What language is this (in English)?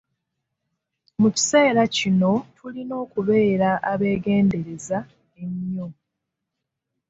Ganda